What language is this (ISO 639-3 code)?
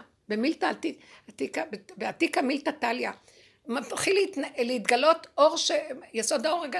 heb